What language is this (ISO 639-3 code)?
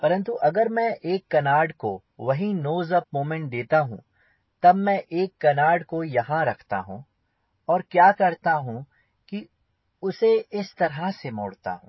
hin